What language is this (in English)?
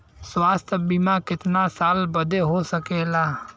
Bhojpuri